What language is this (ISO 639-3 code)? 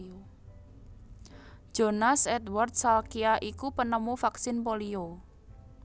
jav